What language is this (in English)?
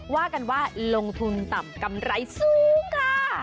Thai